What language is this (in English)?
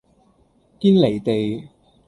Cantonese